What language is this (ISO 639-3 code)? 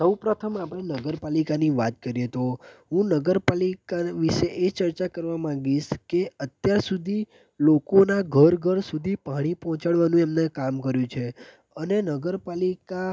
guj